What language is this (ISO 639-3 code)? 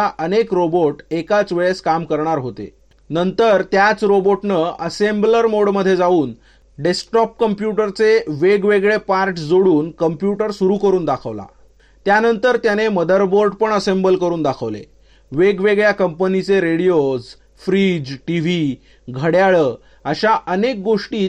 mar